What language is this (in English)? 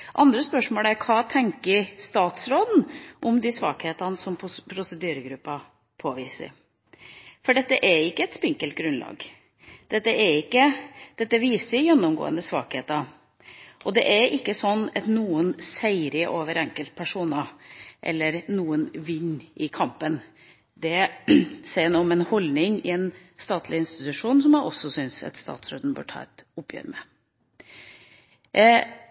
Norwegian Bokmål